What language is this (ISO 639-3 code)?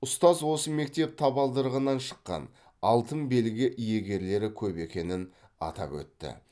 kaz